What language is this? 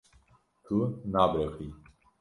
Kurdish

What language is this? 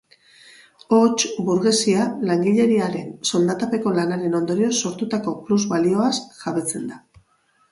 Basque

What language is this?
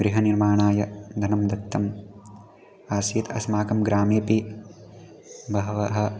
Sanskrit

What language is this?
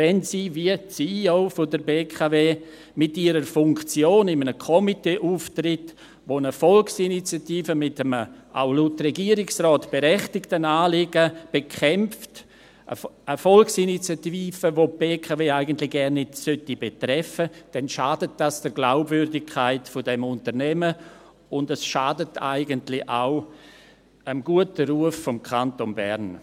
Swiss German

